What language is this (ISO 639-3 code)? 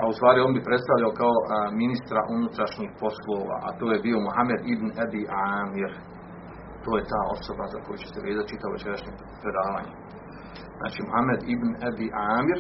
hrv